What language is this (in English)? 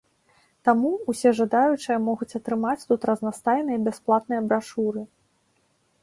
Belarusian